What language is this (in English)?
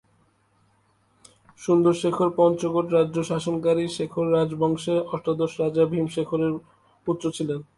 Bangla